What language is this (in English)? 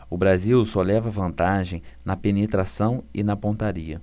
Portuguese